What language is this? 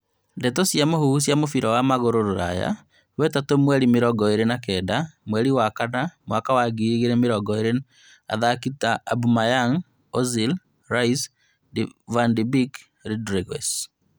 Kikuyu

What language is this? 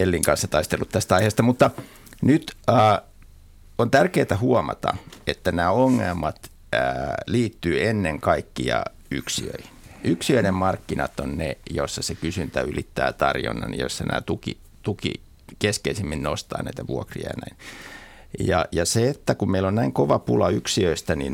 Finnish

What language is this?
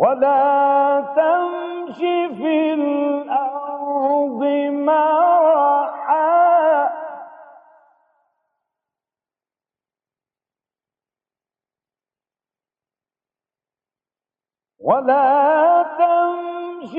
Arabic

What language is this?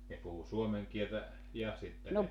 Finnish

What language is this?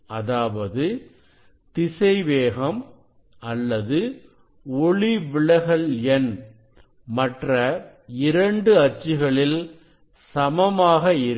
Tamil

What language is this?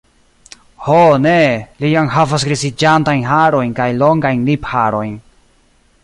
Esperanto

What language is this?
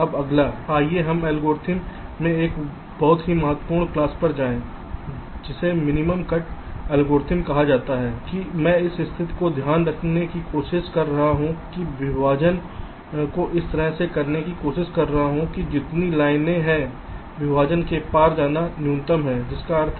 Hindi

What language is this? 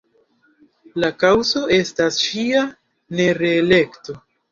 Esperanto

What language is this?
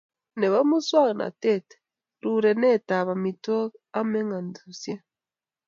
Kalenjin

